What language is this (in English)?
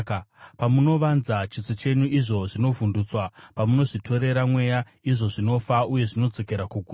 Shona